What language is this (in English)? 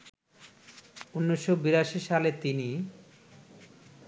Bangla